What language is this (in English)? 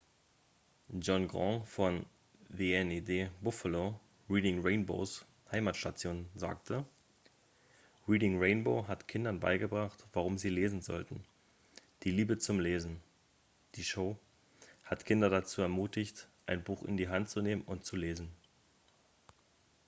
German